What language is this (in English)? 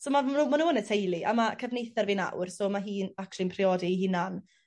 Welsh